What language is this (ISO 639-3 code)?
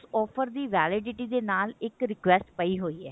pan